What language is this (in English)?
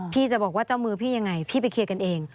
Thai